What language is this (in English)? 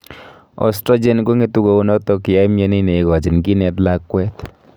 Kalenjin